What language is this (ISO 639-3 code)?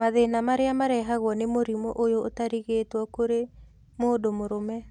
kik